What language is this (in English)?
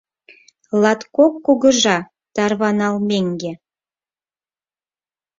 Mari